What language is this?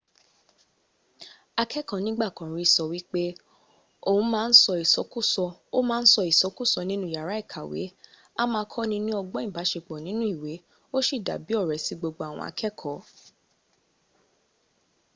Yoruba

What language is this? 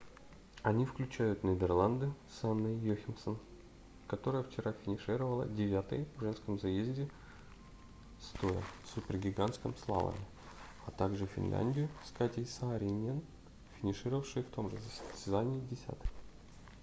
Russian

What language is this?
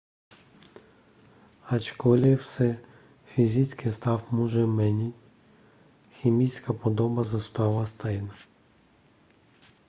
Czech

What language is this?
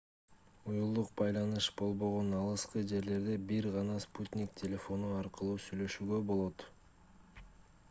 Kyrgyz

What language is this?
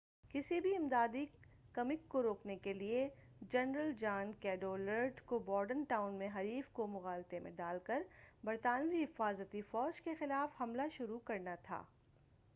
Urdu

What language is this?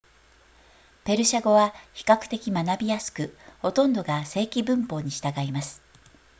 Japanese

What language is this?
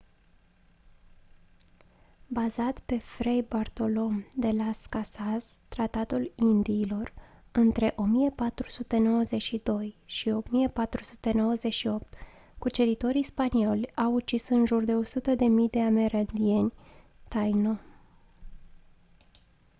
Romanian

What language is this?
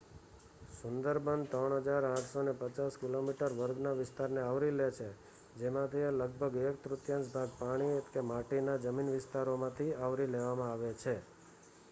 Gujarati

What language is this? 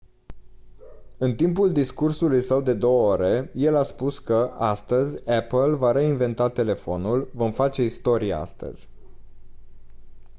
Romanian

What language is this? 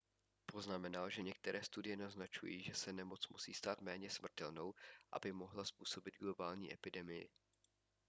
Czech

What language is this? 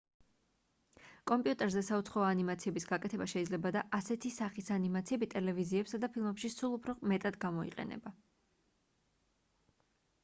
Georgian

